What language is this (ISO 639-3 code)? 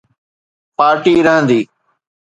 snd